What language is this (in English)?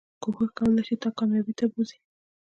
Pashto